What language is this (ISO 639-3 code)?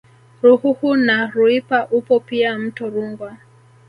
swa